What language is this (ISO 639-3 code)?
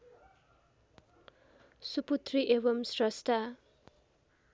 nep